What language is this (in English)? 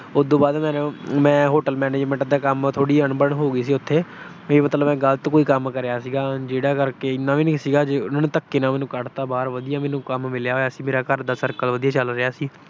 Punjabi